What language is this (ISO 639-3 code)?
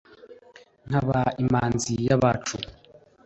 kin